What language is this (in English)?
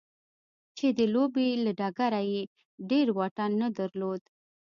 Pashto